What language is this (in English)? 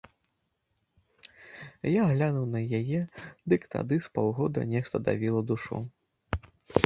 Belarusian